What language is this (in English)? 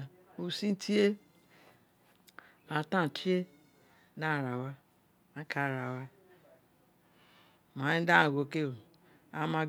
Isekiri